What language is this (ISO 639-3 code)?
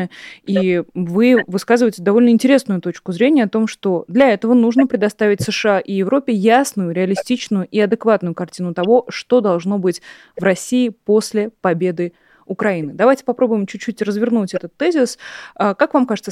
rus